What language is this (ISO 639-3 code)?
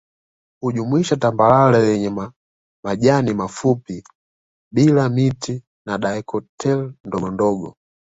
swa